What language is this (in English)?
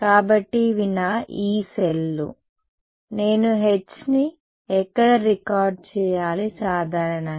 Telugu